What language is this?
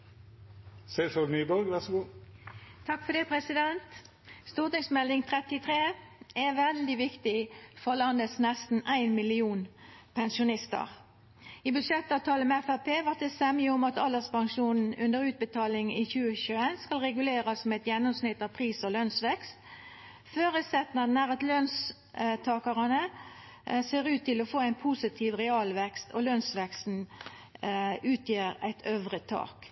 Norwegian Nynorsk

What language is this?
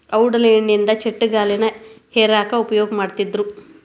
Kannada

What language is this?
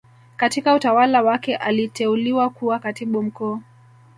Swahili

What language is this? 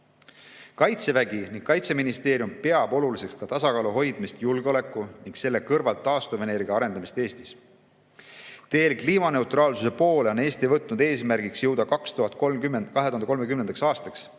Estonian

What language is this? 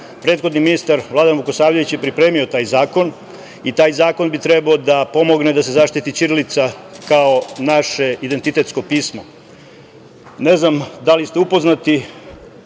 Serbian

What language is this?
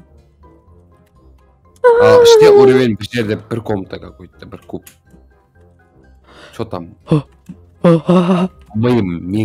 Turkish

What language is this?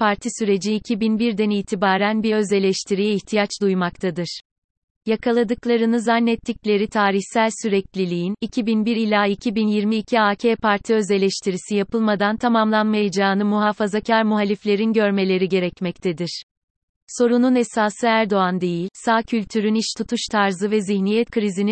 Turkish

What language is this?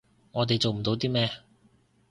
Cantonese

